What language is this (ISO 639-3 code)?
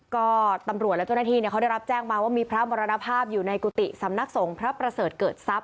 tha